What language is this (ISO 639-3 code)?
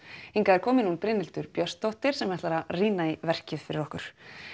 isl